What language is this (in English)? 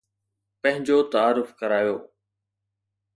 Sindhi